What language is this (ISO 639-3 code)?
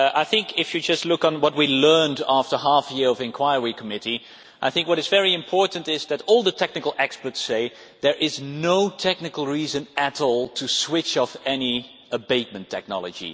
eng